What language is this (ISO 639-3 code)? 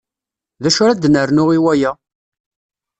kab